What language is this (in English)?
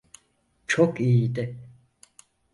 Turkish